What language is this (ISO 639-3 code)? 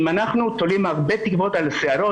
heb